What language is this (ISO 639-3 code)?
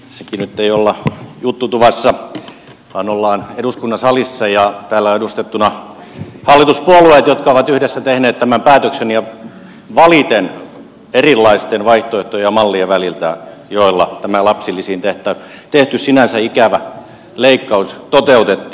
fin